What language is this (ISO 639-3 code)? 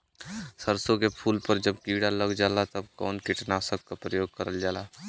bho